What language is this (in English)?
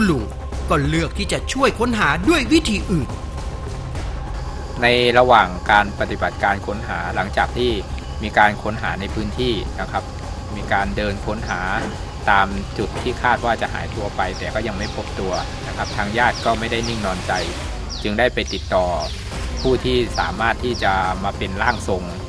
Thai